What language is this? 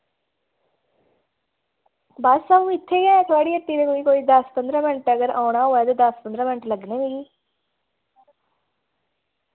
Dogri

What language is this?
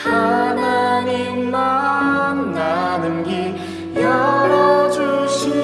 Korean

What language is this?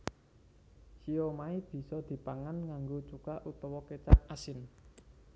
Javanese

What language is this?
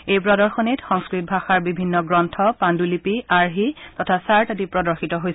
Assamese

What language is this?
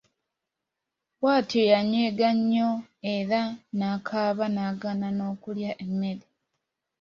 Ganda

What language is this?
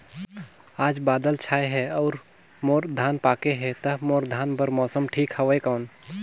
Chhattisgarhi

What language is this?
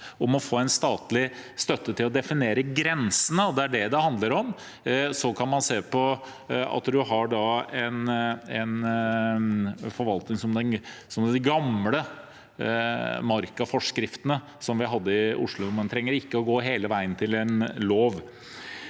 Norwegian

